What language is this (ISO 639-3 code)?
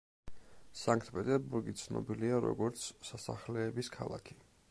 kat